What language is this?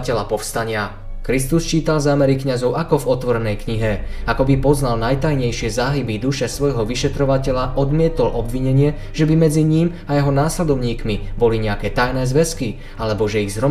Slovak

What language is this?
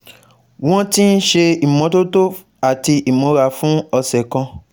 Yoruba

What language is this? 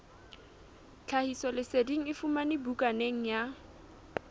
Southern Sotho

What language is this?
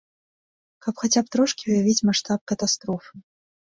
Belarusian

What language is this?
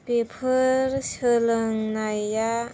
Bodo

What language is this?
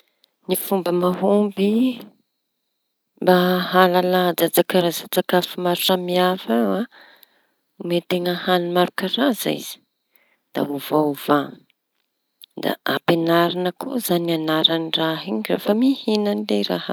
Tanosy Malagasy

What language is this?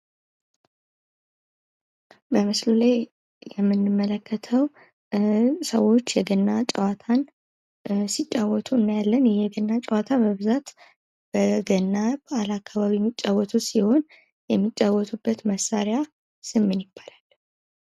Amharic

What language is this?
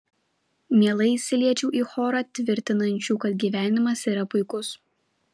Lithuanian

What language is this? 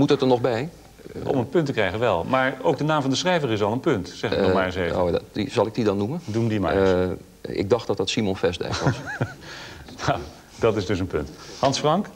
Dutch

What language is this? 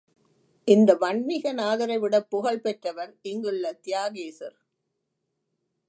Tamil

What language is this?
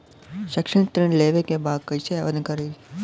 Bhojpuri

